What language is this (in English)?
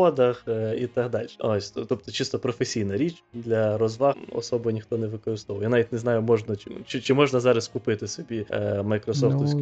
Ukrainian